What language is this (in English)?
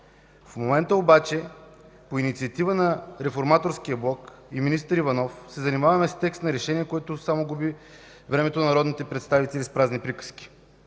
Bulgarian